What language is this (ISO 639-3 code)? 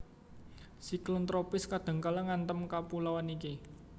jav